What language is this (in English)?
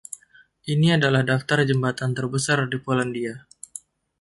Indonesian